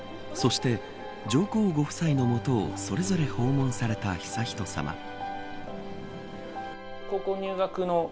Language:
Japanese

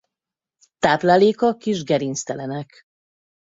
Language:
Hungarian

